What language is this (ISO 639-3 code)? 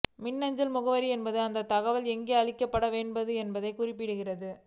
tam